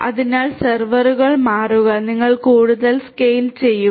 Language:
Malayalam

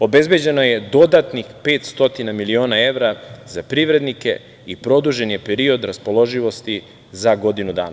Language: Serbian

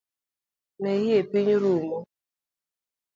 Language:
Luo (Kenya and Tanzania)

